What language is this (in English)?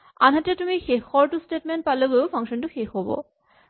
Assamese